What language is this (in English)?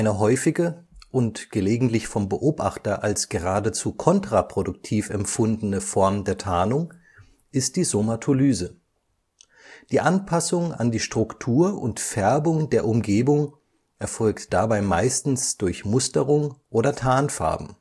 German